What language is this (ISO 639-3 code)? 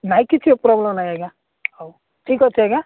ori